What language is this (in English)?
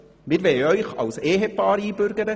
Swiss German